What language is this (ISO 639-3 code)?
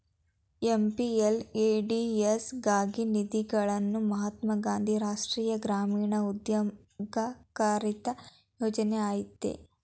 kan